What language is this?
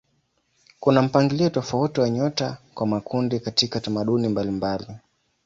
Swahili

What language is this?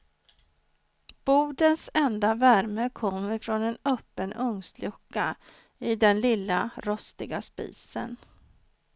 Swedish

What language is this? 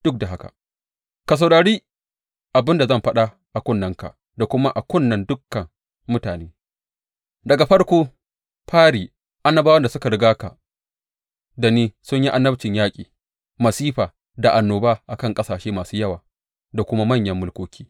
Hausa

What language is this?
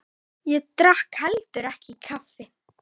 Icelandic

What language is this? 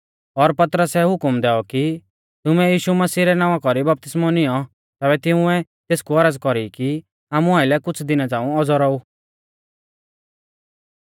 Mahasu Pahari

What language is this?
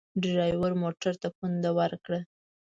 Pashto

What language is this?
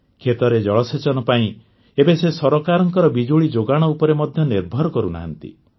Odia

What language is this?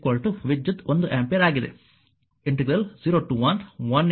Kannada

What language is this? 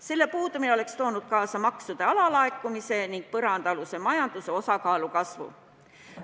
Estonian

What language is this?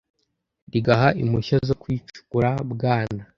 Kinyarwanda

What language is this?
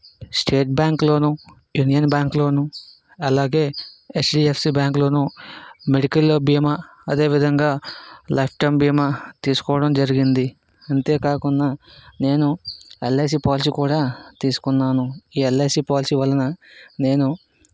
Telugu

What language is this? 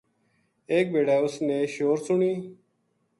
Gujari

